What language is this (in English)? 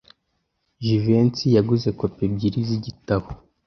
Kinyarwanda